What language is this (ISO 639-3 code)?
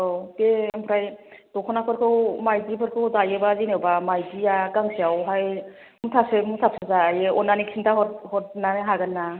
brx